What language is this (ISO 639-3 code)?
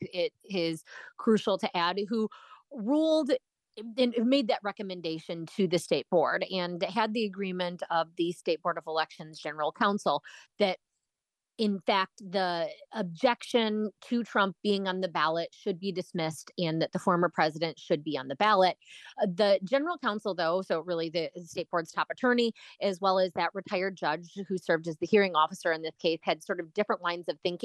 eng